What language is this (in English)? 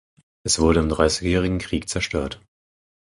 German